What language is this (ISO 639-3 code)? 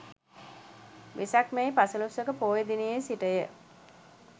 sin